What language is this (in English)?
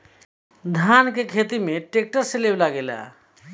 Bhojpuri